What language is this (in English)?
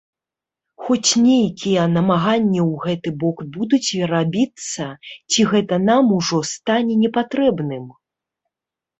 Belarusian